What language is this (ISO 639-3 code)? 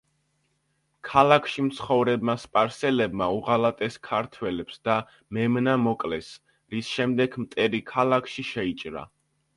kat